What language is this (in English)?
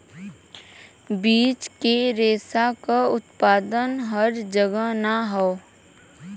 Bhojpuri